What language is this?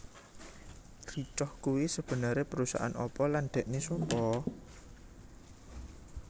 Javanese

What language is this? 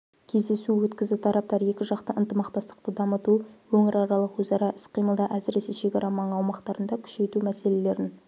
Kazakh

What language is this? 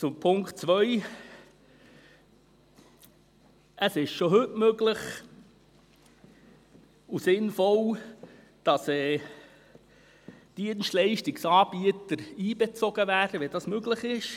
Swiss German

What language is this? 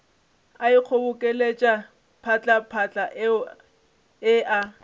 Northern Sotho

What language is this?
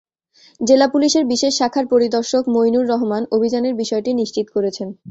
Bangla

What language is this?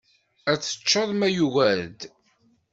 Kabyle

